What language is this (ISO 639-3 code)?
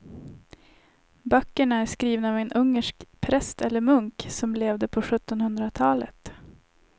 swe